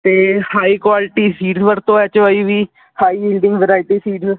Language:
Punjabi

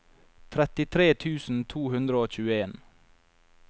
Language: Norwegian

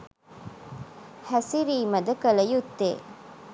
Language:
Sinhala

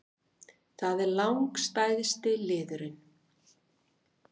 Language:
Icelandic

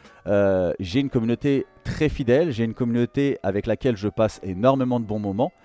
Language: French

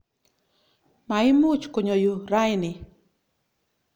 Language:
Kalenjin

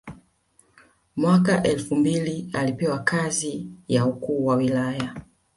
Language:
Swahili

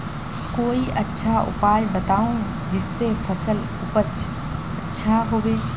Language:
Magahi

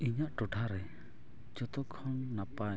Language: Santali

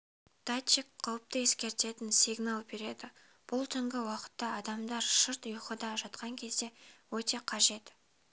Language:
Kazakh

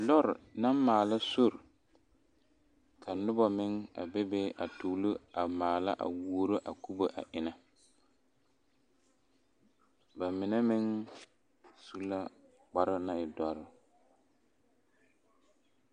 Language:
Southern Dagaare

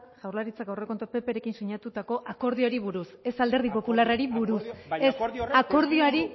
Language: Basque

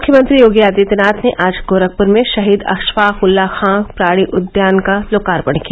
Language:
Hindi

